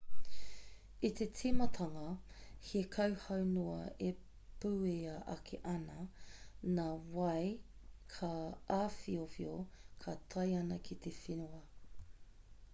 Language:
Māori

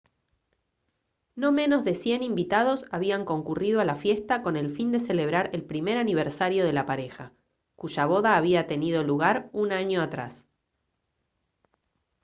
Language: Spanish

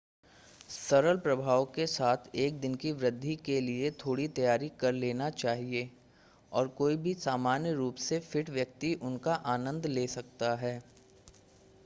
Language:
Hindi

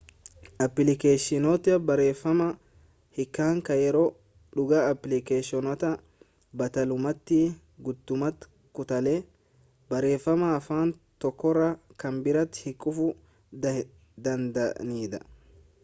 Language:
Oromo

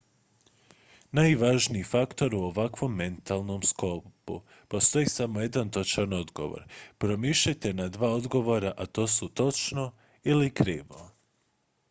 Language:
Croatian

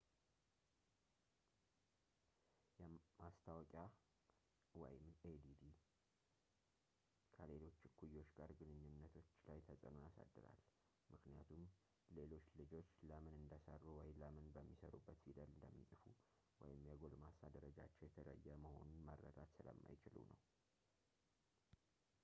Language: Amharic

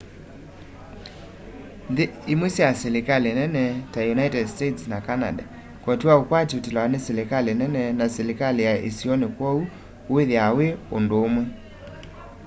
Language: Kamba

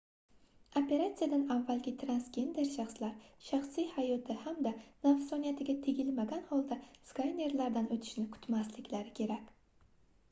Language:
Uzbek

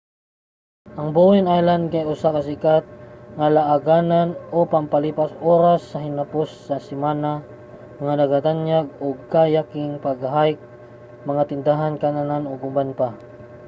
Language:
Cebuano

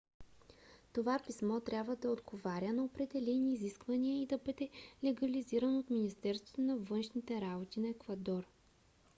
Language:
Bulgarian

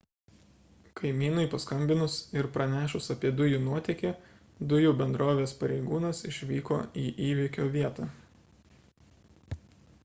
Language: Lithuanian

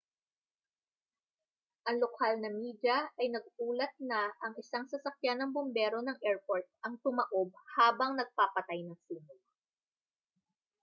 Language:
Filipino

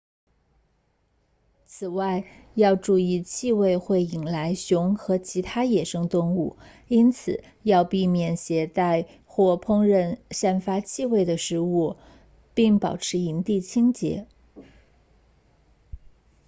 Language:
Chinese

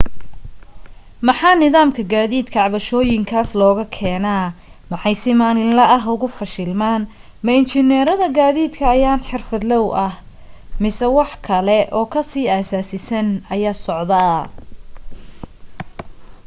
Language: Somali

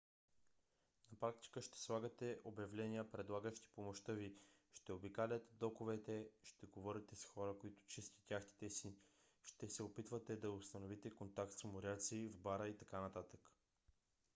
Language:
Bulgarian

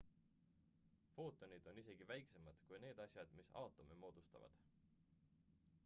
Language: Estonian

